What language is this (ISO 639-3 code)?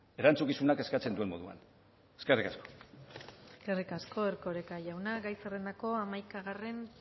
eus